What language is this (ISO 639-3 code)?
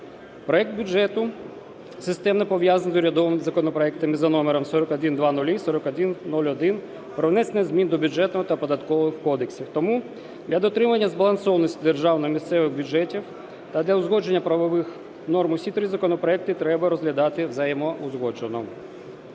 ukr